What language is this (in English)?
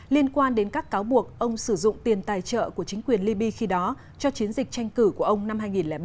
Vietnamese